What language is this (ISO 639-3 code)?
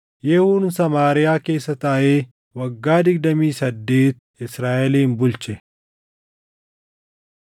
orm